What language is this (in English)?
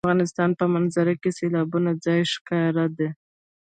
Pashto